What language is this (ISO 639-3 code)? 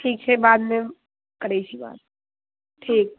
mai